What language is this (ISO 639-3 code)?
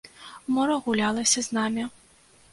bel